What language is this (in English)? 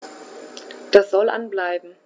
German